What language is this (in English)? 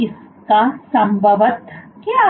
Hindi